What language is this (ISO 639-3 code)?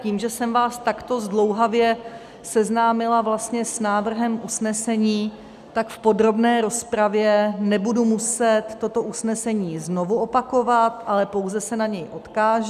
ces